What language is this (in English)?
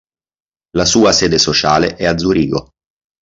Italian